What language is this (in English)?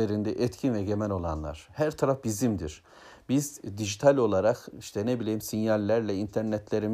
Turkish